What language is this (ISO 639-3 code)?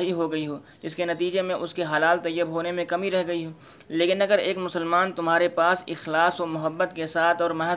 urd